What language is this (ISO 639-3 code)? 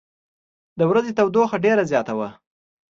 pus